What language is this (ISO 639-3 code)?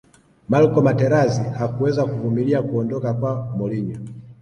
swa